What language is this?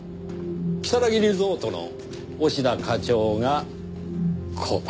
Japanese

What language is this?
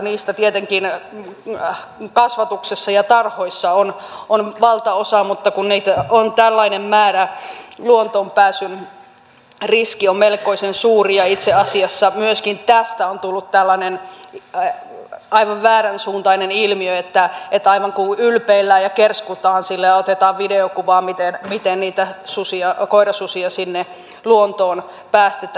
Finnish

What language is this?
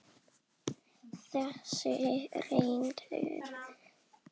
Icelandic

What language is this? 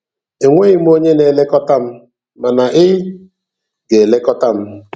Igbo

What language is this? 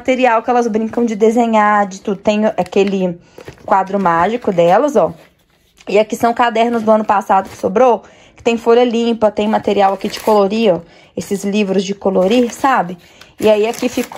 Portuguese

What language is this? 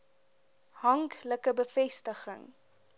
Afrikaans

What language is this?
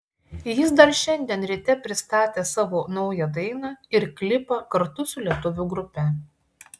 Lithuanian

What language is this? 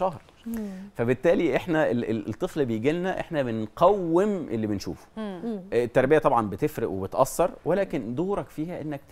Arabic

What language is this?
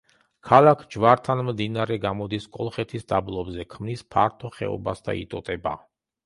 Georgian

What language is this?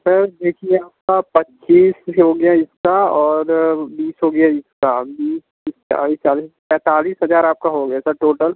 Hindi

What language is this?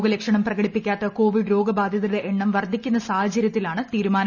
Malayalam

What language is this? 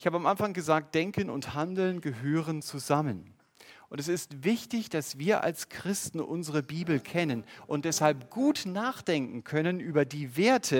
German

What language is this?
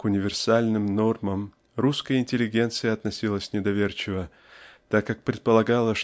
Russian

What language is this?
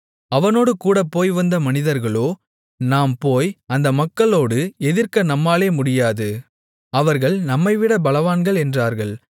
Tamil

